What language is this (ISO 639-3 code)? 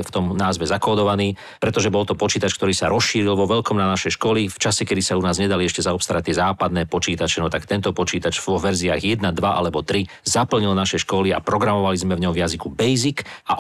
slk